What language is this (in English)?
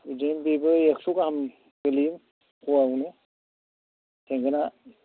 Bodo